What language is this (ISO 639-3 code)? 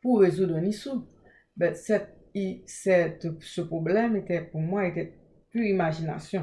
fra